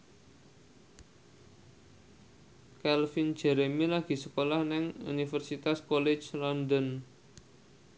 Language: Javanese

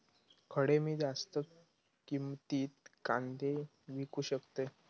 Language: Marathi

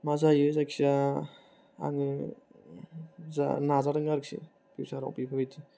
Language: Bodo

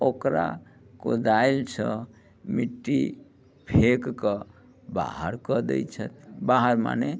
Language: Maithili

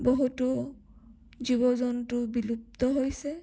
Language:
Assamese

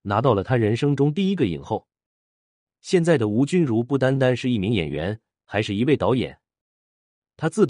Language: Chinese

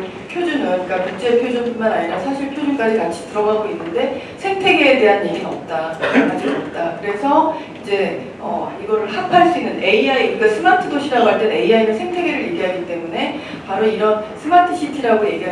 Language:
Korean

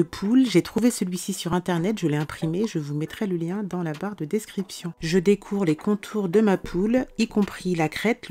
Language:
French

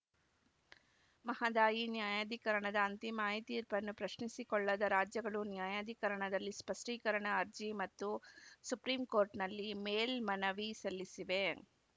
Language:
Kannada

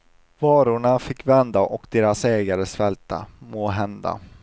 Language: Swedish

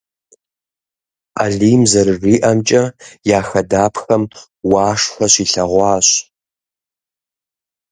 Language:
Kabardian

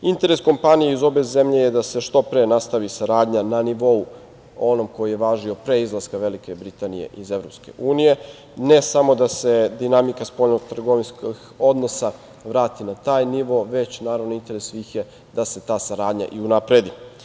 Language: Serbian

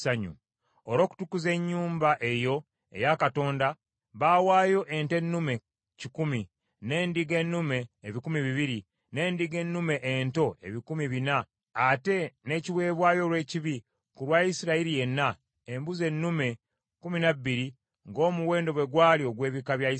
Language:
Ganda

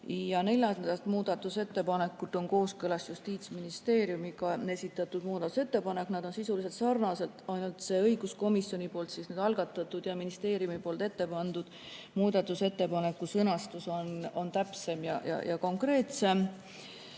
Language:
Estonian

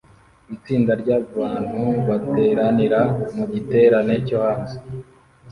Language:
Kinyarwanda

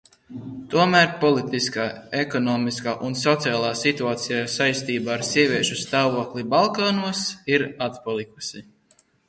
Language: Latvian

